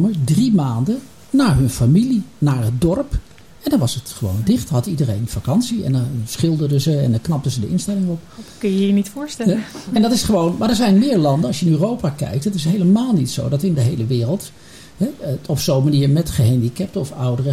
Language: Dutch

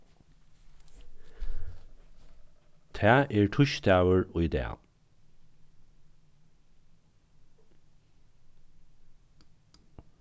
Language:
Faroese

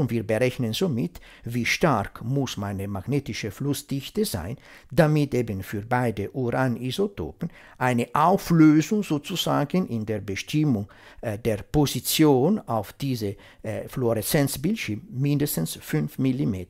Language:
German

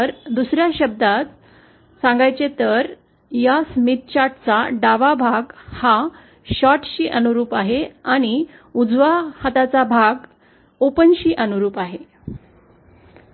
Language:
Marathi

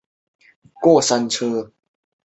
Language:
Chinese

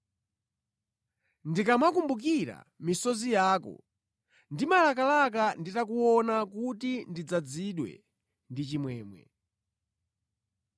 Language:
Nyanja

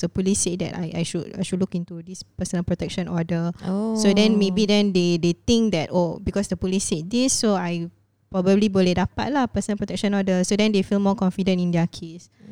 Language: Malay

